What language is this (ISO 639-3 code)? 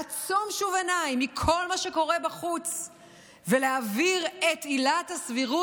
heb